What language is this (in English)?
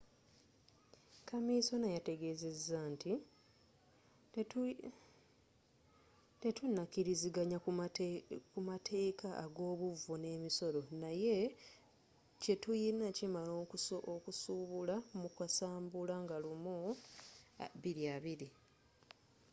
Ganda